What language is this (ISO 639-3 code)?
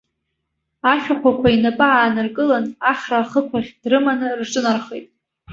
abk